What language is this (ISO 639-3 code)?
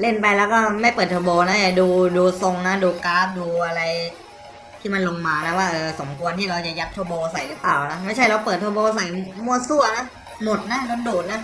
tha